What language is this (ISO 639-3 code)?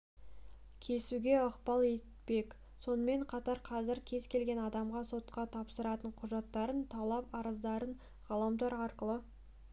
kaz